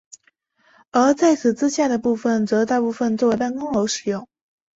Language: Chinese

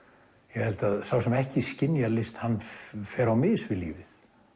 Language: Icelandic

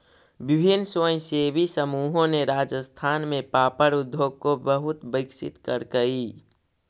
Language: Magahi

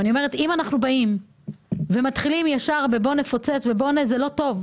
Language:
Hebrew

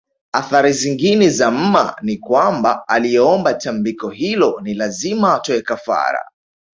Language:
Swahili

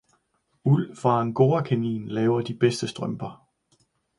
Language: Danish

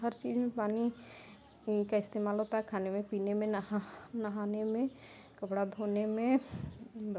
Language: Hindi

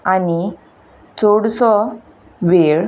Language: Konkani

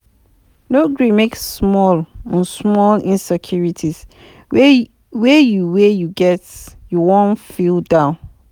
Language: Nigerian Pidgin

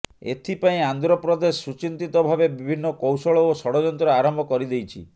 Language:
Odia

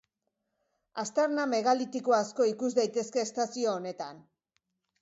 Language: Basque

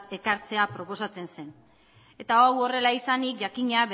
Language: Basque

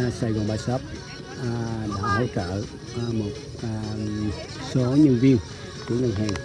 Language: Vietnamese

